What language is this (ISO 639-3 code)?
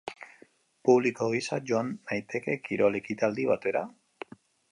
eus